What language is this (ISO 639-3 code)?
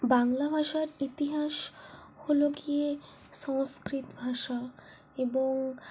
ben